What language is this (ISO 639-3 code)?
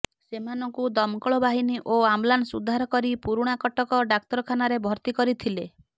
ori